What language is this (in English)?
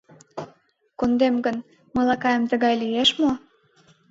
Mari